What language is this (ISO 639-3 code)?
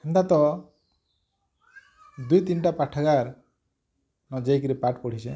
ori